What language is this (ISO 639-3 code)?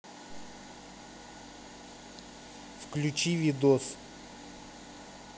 rus